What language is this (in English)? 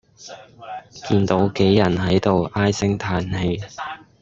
Cantonese